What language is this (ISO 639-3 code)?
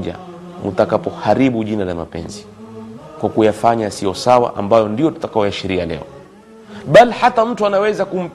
swa